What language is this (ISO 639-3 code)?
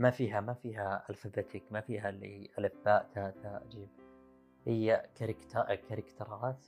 ara